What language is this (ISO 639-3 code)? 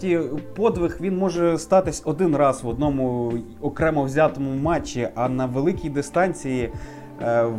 ukr